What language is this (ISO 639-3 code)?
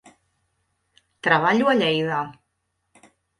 cat